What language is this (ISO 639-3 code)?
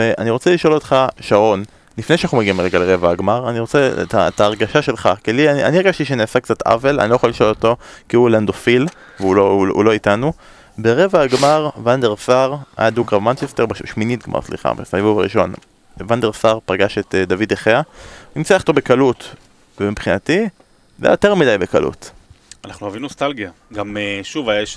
heb